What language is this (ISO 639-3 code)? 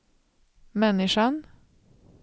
swe